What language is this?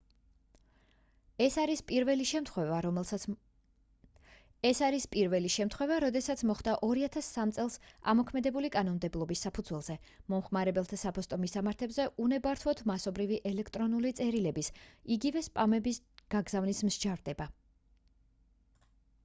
Georgian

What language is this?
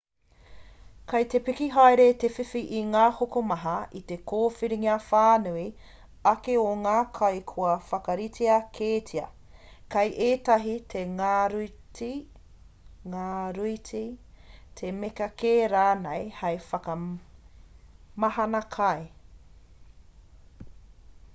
Māori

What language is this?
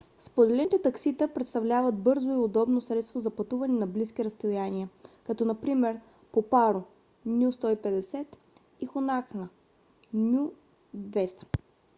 Bulgarian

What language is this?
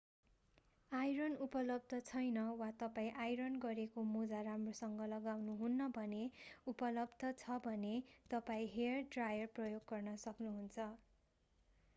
Nepali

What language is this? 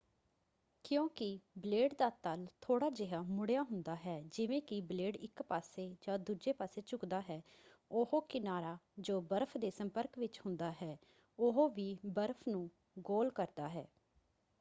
Punjabi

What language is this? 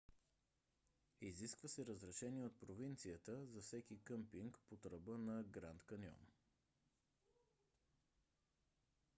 Bulgarian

